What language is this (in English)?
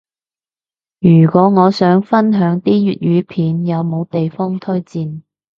Cantonese